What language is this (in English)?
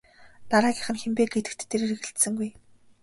Mongolian